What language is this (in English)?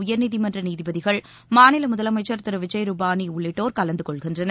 Tamil